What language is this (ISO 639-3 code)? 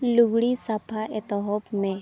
sat